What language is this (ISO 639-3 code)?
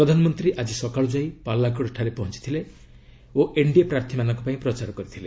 ori